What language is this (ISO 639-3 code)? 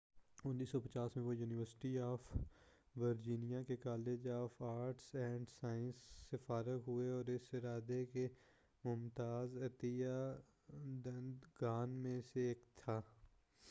urd